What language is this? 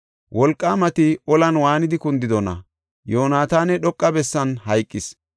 Gofa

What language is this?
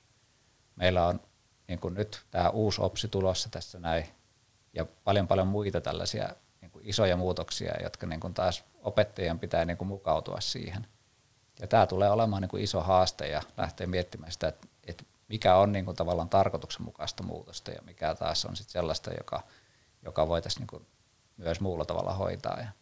Finnish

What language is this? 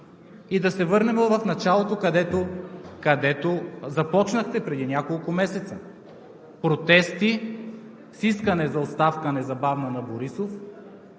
Bulgarian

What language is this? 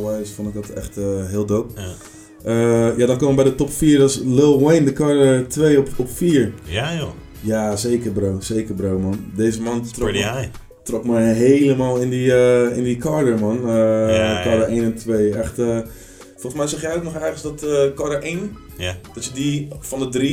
Dutch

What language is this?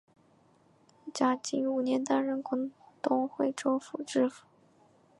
Chinese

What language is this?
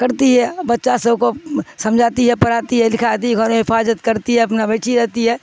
Urdu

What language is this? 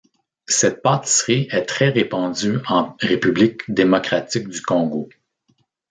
French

